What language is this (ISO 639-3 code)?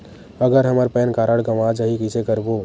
hne